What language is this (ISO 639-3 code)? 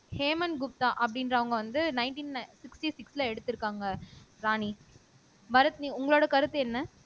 tam